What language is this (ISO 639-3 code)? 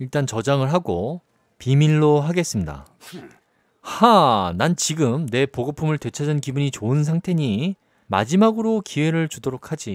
kor